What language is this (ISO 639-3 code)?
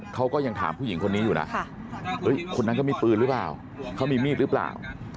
tha